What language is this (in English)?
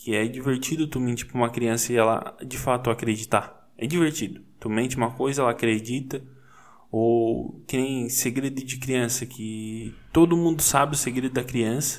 Portuguese